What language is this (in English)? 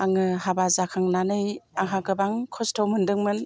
Bodo